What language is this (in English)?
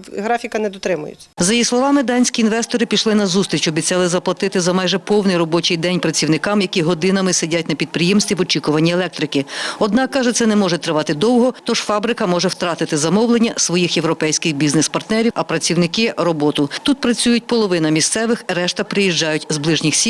Ukrainian